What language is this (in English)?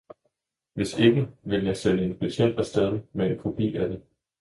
Danish